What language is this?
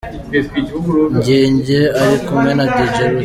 Kinyarwanda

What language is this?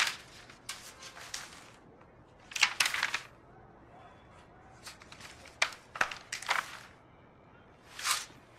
Arabic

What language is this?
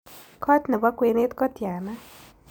Kalenjin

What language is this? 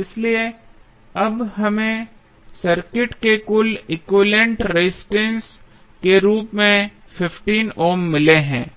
Hindi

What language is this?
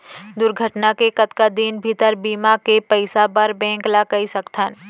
Chhattisgarhi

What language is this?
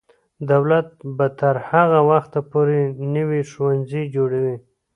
Pashto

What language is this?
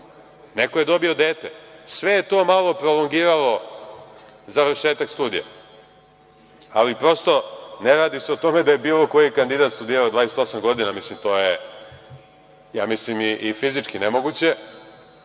Serbian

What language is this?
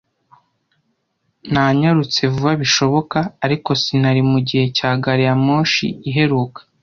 Kinyarwanda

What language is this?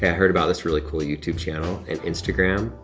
English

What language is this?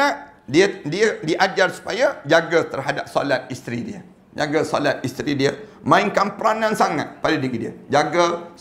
Malay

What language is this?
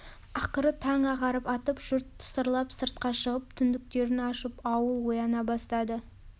Kazakh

